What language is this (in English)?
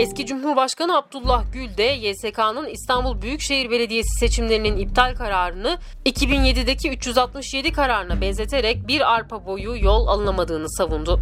Turkish